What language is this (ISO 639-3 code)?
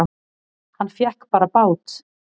isl